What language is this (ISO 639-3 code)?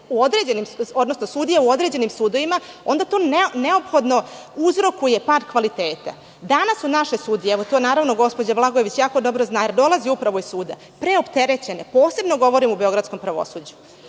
srp